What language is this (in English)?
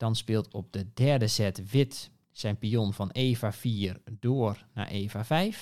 Dutch